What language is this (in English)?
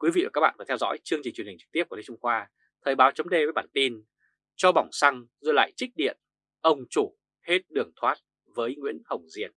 Vietnamese